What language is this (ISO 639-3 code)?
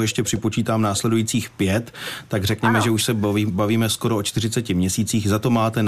ces